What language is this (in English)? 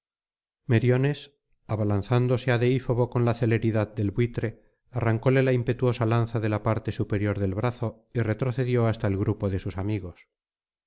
Spanish